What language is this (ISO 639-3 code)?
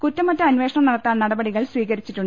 mal